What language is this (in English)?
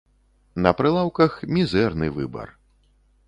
Belarusian